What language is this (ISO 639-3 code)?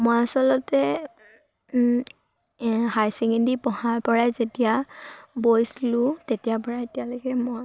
asm